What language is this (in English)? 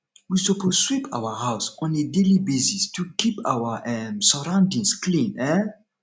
Nigerian Pidgin